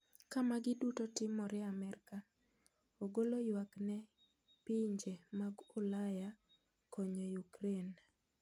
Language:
Luo (Kenya and Tanzania)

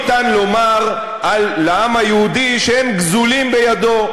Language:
Hebrew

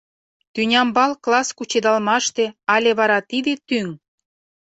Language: Mari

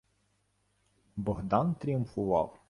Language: Ukrainian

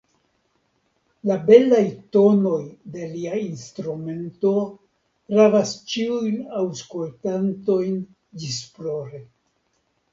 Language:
Esperanto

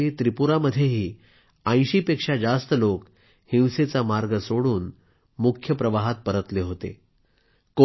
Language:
Marathi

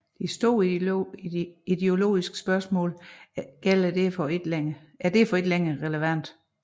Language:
Danish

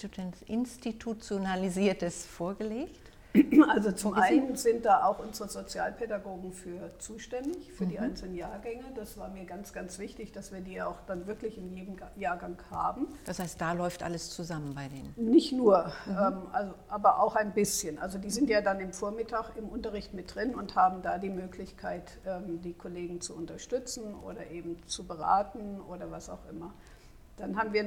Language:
German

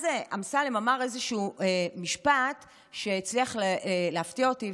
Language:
Hebrew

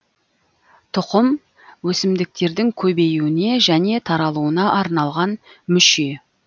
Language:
Kazakh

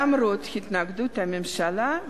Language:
Hebrew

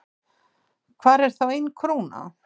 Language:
Icelandic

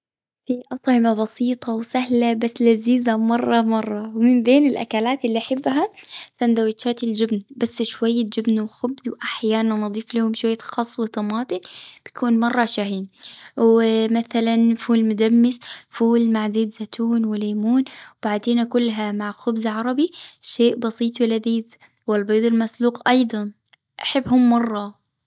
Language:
Gulf Arabic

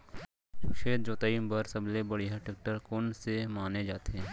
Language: Chhattisgarhi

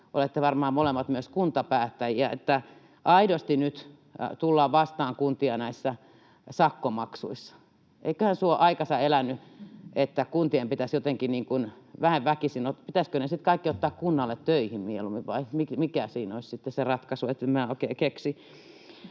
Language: Finnish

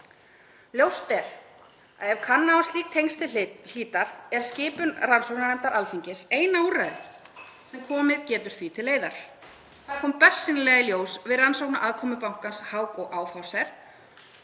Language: Icelandic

